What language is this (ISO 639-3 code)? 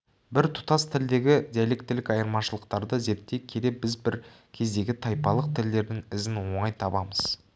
kaz